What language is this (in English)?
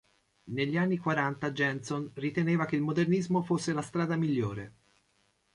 Italian